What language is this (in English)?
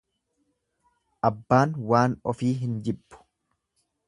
Oromo